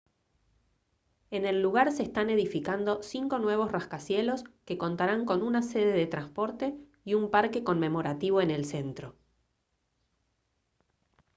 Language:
Spanish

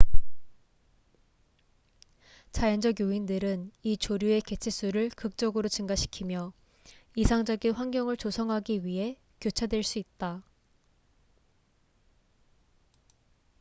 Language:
Korean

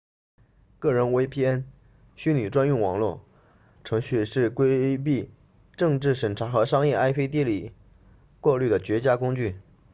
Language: Chinese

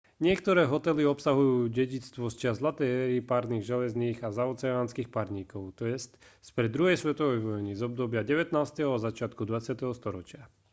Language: Slovak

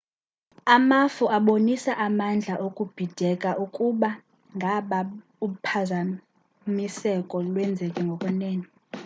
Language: Xhosa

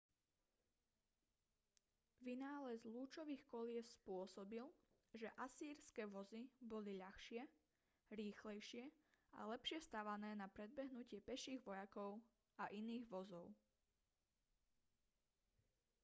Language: Slovak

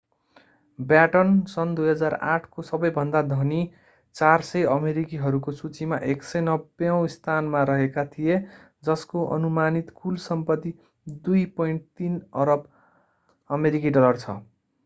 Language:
Nepali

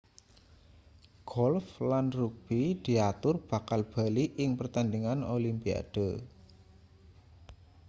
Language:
Javanese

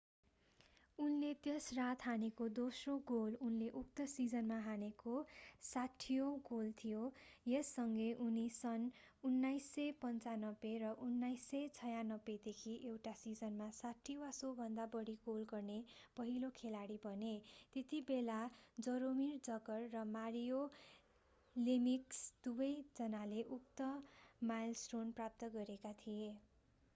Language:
Nepali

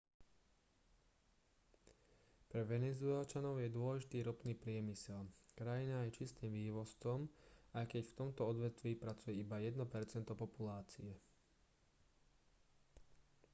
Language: Slovak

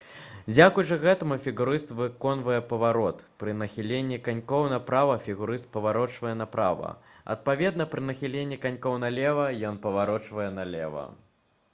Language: Belarusian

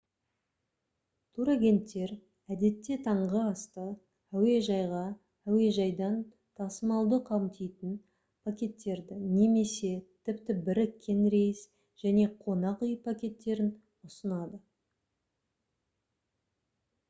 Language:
Kazakh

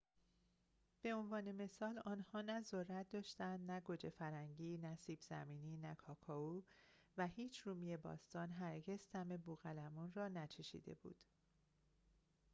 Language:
Persian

